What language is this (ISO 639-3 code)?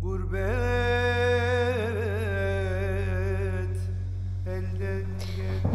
tur